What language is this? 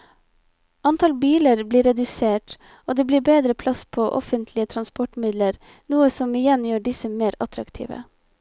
Norwegian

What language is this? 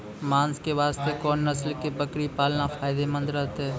Maithili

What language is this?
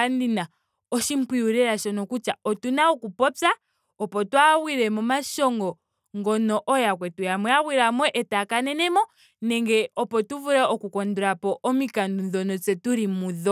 Ndonga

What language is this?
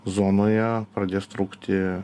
Lithuanian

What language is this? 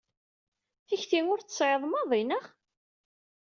Kabyle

